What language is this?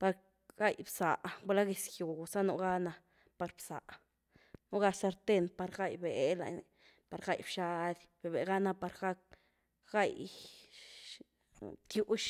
Güilá Zapotec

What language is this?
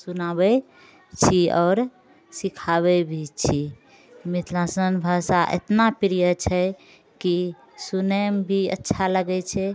Maithili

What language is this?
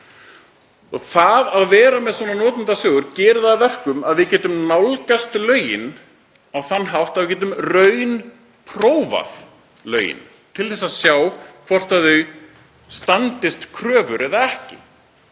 Icelandic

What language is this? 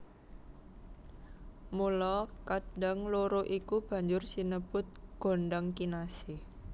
Javanese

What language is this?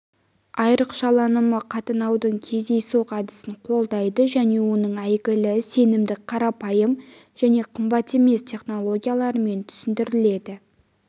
Kazakh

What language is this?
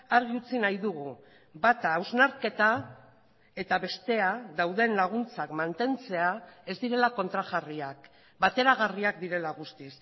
Basque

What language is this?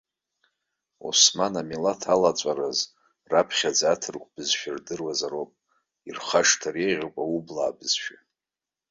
Abkhazian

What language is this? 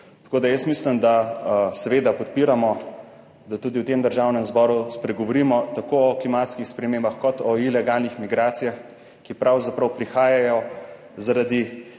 Slovenian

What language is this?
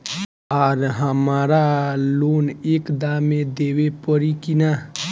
Bhojpuri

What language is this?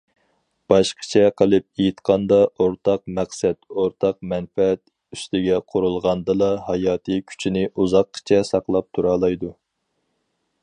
Uyghur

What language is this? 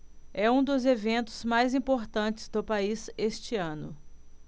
Portuguese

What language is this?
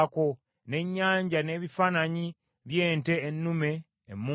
Ganda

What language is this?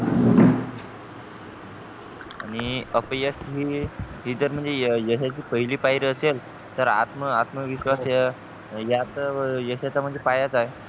Marathi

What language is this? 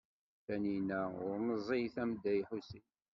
Kabyle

